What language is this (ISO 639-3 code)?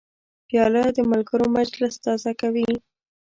pus